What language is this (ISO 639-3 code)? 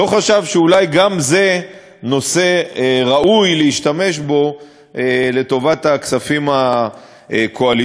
heb